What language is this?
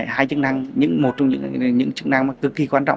Vietnamese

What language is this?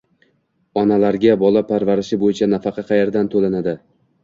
Uzbek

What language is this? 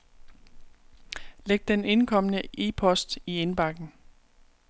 Danish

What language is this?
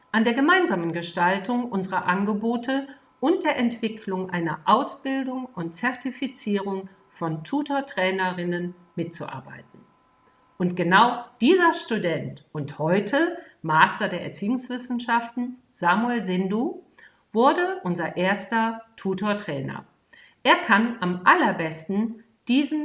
German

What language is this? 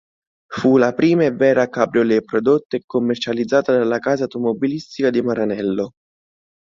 Italian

